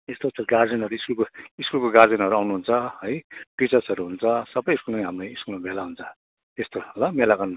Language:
Nepali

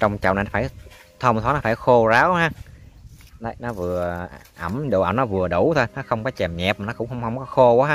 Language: Vietnamese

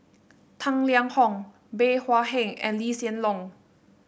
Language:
English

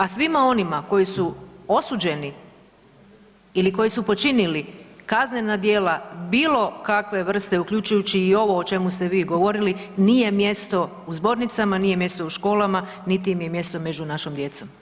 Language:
Croatian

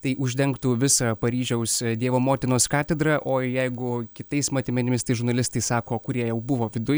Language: Lithuanian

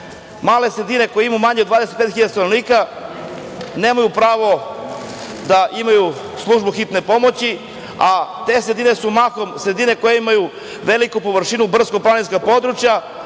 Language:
Serbian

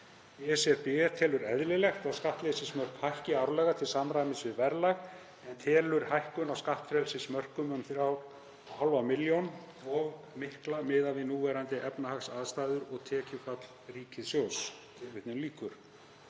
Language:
Icelandic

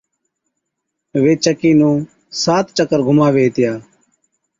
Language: Od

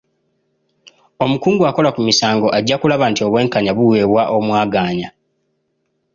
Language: Ganda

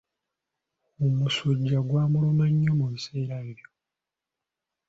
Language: Ganda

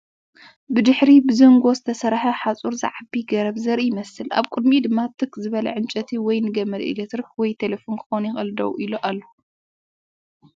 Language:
Tigrinya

